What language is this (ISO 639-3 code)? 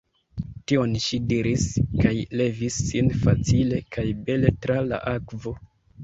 epo